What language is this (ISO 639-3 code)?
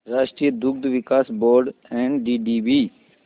hin